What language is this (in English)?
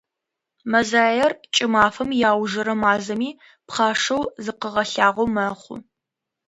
Adyghe